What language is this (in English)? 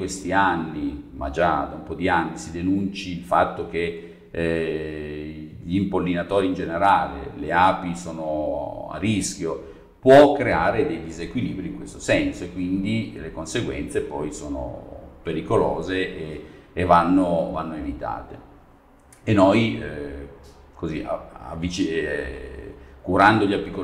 Italian